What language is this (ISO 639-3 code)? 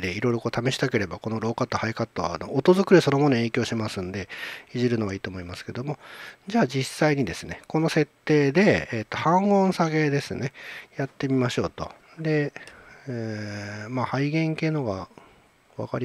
jpn